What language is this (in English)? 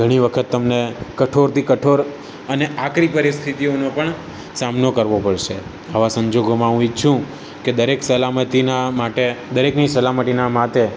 Gujarati